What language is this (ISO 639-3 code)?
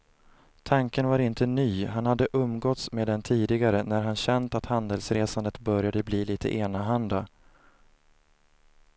swe